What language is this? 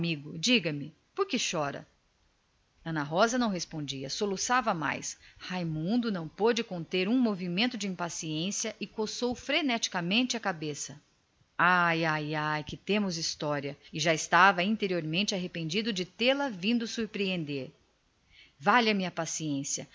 Portuguese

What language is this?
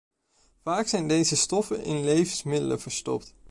Dutch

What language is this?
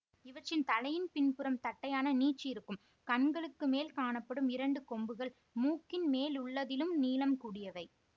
Tamil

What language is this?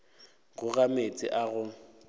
Northern Sotho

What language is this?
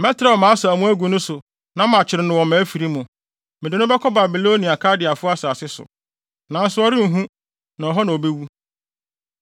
Akan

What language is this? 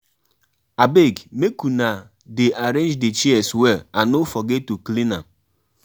Nigerian Pidgin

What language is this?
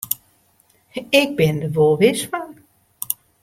Western Frisian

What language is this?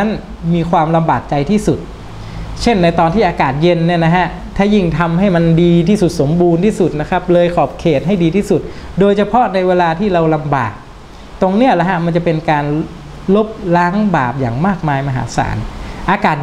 Thai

